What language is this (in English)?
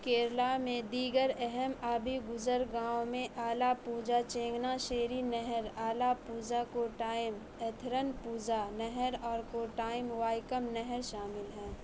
Urdu